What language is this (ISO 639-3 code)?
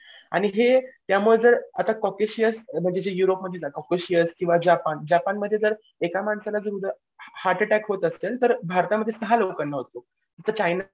mar